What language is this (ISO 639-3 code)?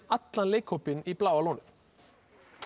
isl